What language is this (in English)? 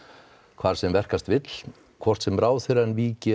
Icelandic